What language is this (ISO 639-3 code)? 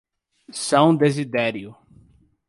por